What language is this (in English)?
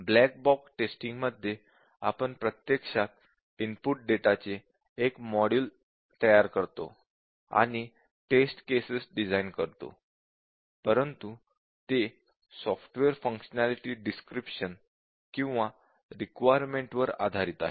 Marathi